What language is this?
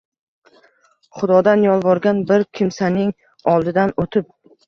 Uzbek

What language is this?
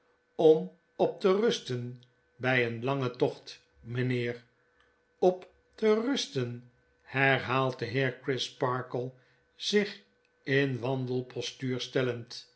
Dutch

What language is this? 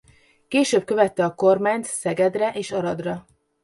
Hungarian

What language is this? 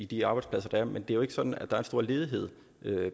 Danish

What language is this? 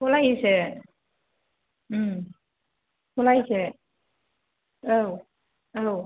Bodo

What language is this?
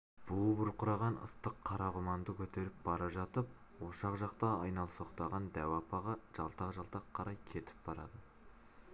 Kazakh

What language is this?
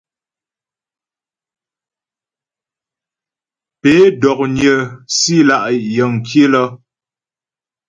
Ghomala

